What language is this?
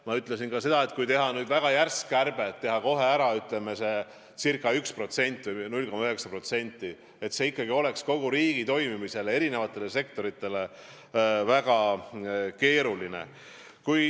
Estonian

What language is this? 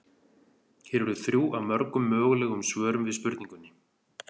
Icelandic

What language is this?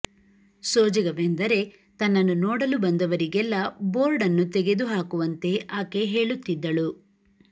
Kannada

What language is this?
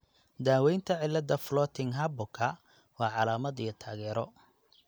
Somali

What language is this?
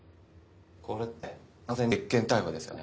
Japanese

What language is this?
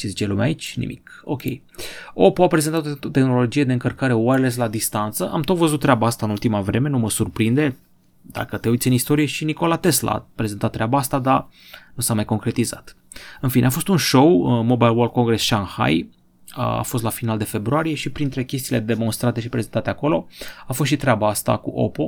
Romanian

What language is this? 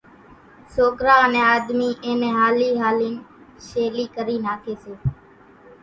Kachi Koli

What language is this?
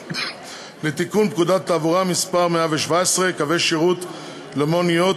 Hebrew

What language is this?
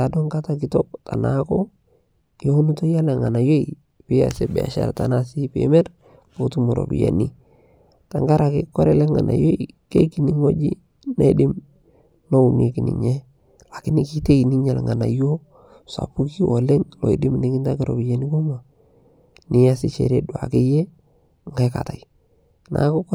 Masai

